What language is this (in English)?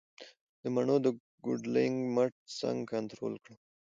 Pashto